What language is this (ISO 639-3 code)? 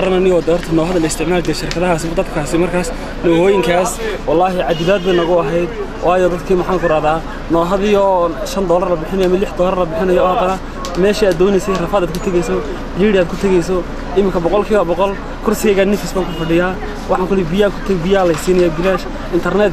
ara